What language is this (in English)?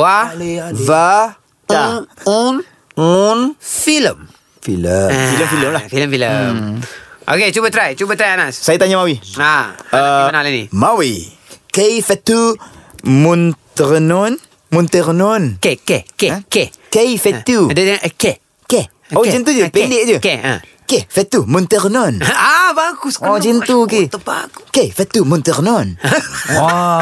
Malay